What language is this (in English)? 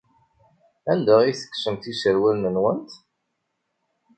Kabyle